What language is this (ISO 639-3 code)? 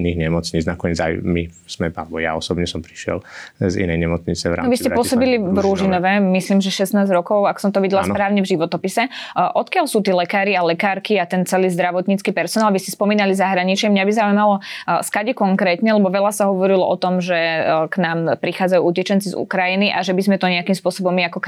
slk